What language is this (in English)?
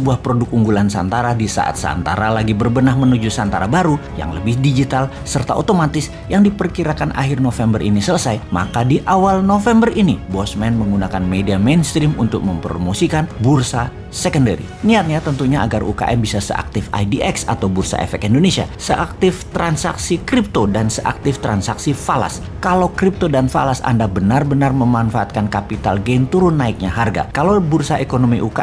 Indonesian